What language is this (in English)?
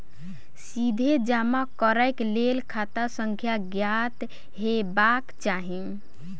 Maithili